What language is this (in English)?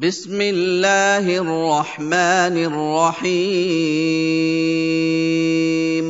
Arabic